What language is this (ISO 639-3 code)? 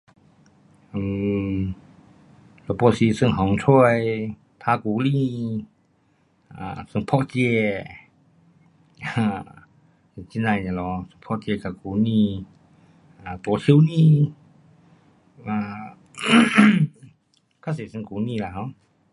cpx